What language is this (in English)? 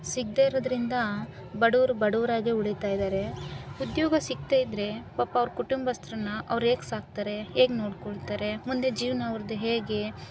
Kannada